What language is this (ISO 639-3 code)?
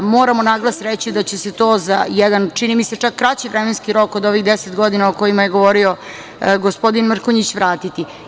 srp